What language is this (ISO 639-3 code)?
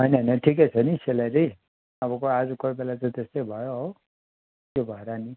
nep